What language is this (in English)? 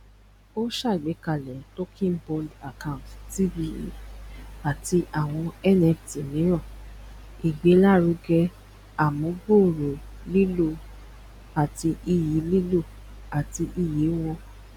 Yoruba